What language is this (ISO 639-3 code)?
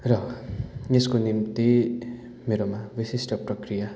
nep